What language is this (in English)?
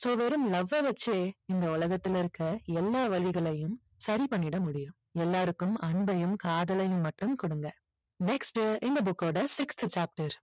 Tamil